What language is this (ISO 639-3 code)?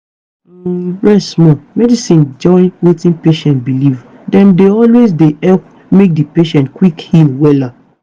pcm